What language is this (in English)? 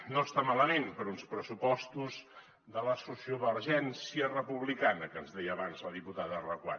Catalan